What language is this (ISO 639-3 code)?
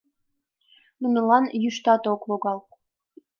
chm